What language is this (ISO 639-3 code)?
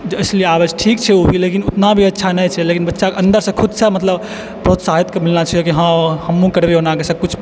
mai